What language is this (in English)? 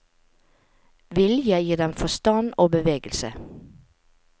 Norwegian